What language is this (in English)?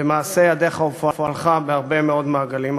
Hebrew